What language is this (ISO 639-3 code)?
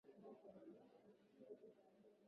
swa